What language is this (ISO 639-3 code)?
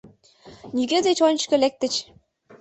chm